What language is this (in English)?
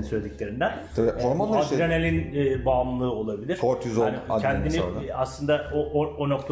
Turkish